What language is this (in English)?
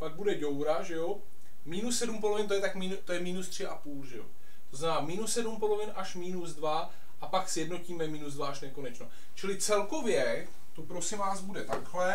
Czech